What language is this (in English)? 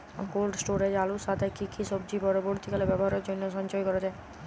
Bangla